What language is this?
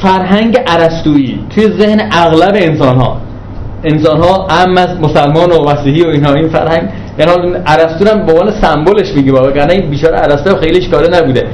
Persian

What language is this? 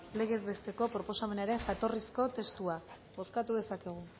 Basque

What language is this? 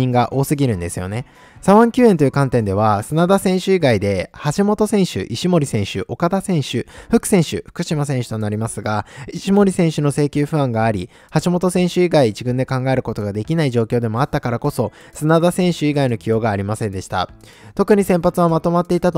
Japanese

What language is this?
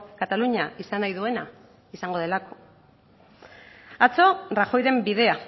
Basque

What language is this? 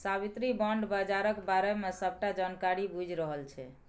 Maithili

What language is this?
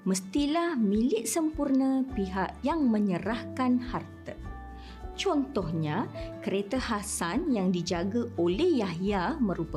Malay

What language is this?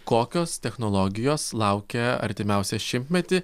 Lithuanian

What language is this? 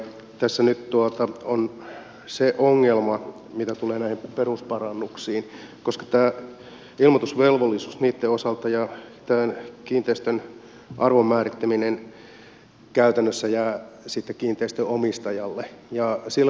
Finnish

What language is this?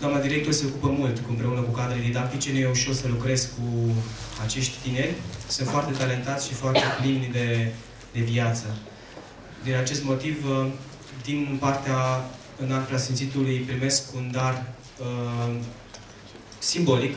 Romanian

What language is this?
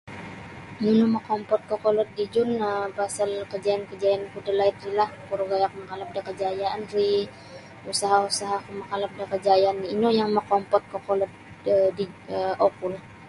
Sabah Bisaya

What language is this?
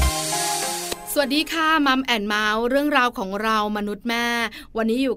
Thai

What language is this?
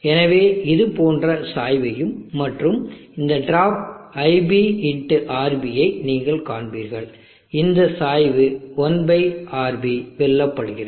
Tamil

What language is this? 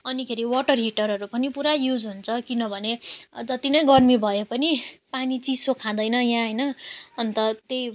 Nepali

